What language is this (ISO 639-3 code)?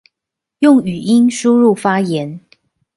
zho